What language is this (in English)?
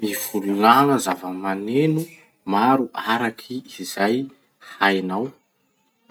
Masikoro Malagasy